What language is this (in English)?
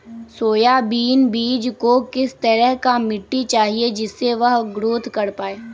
Magahi